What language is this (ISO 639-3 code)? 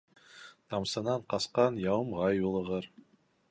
bak